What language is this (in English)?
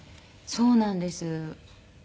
Japanese